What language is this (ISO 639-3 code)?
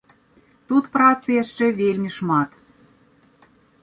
bel